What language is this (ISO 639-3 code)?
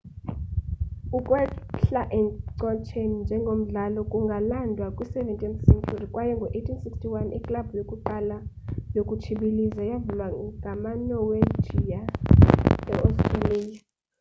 xho